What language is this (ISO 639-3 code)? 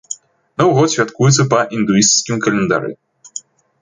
bel